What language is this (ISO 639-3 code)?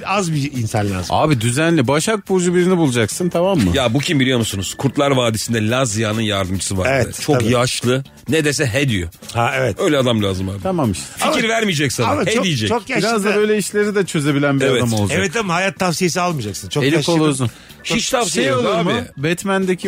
tur